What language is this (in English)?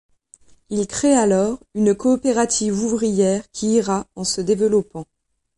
French